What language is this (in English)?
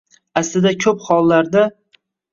Uzbek